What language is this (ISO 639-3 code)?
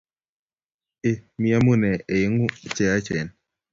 kln